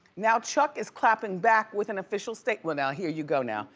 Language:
English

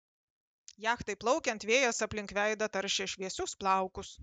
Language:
Lithuanian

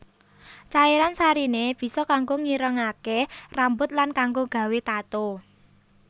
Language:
Javanese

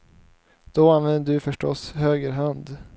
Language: Swedish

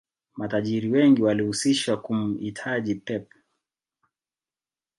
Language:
Swahili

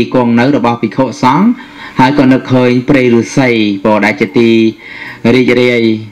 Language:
Thai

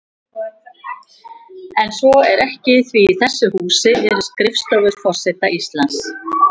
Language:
Icelandic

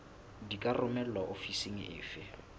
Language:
Southern Sotho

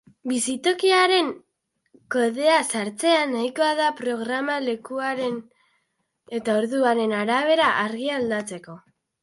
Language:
Basque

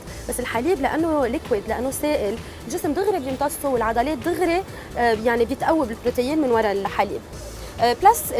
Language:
Arabic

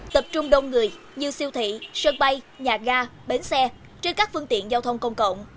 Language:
Vietnamese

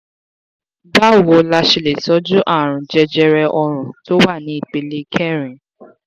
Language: Yoruba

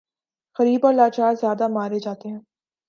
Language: Urdu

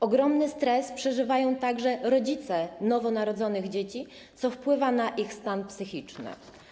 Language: Polish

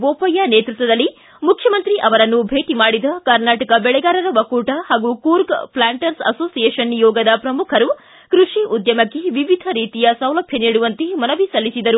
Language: Kannada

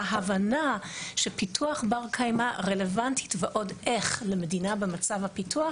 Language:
Hebrew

